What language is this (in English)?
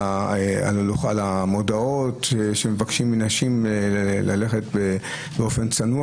Hebrew